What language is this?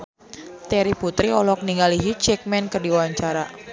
Sundanese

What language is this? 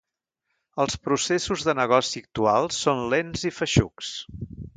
Catalan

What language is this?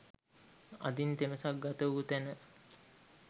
Sinhala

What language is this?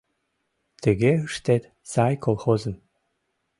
Mari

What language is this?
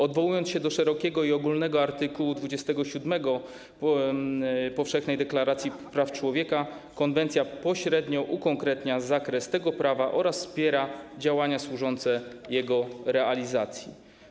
Polish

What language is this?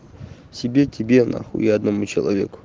Russian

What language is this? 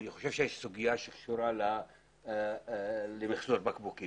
Hebrew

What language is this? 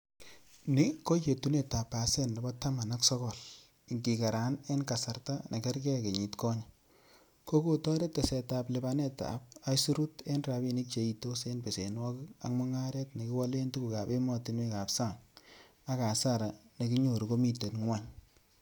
Kalenjin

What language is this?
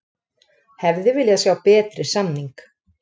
Icelandic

